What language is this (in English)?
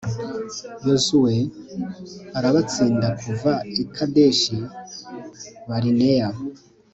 Kinyarwanda